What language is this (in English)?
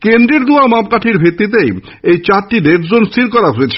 Bangla